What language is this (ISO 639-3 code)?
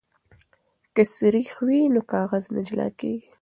pus